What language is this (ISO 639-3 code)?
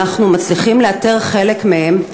heb